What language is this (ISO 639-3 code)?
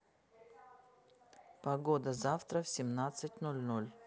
rus